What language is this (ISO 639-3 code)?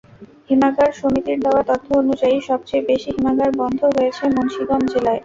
ben